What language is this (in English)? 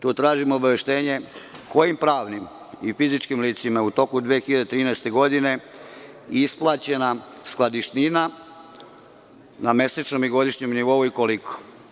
Serbian